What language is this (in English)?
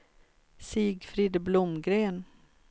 Swedish